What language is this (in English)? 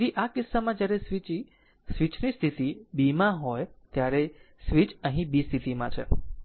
Gujarati